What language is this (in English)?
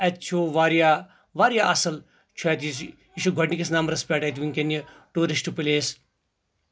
Kashmiri